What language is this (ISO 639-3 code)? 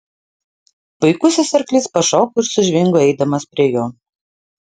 lit